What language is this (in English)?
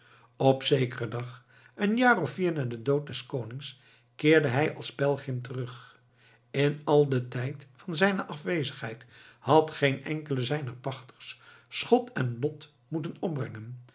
Dutch